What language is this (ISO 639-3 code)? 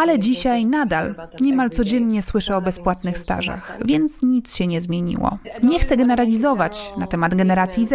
pol